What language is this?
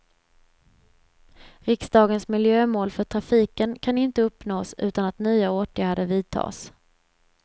Swedish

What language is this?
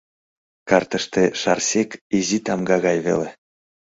Mari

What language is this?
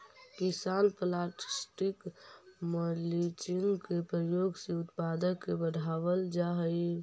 Magahi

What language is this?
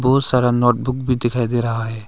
Hindi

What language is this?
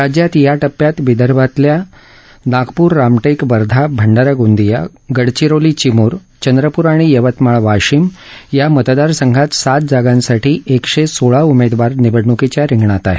Marathi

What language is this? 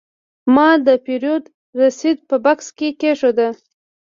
Pashto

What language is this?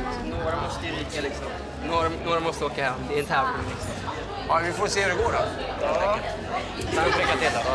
Swedish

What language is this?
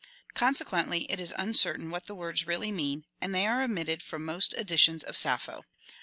English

